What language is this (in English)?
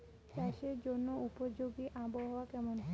Bangla